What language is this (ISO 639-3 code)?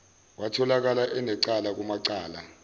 zul